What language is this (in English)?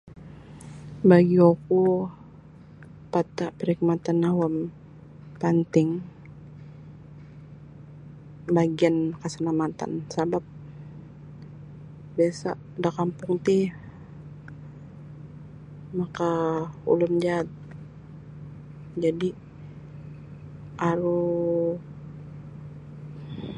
Sabah Bisaya